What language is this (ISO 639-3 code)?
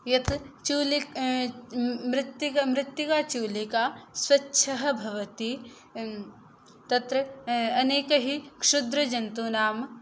san